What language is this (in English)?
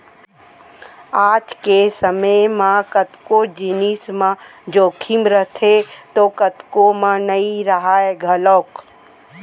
Chhattisgarhi